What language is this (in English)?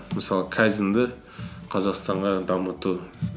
Kazakh